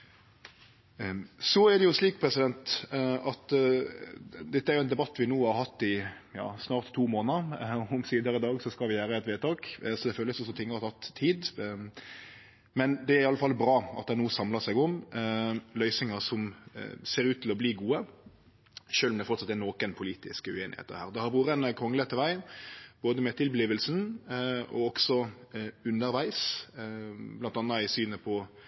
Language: Norwegian Nynorsk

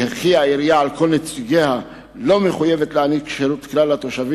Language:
Hebrew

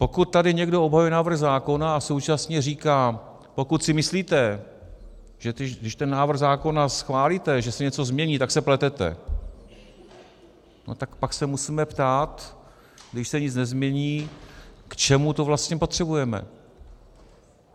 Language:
Czech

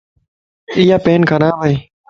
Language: Lasi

